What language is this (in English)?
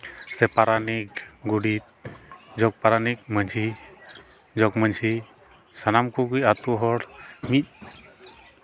Santali